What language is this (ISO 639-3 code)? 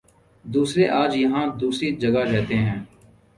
urd